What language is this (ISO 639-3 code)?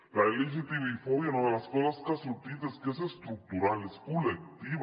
cat